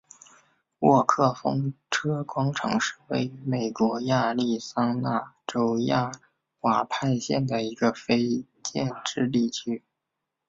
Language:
Chinese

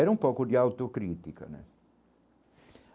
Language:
Portuguese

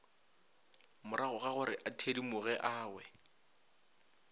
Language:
Northern Sotho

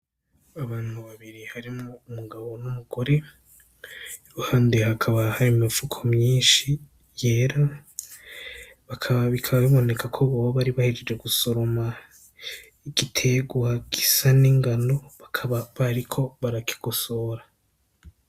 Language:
Rundi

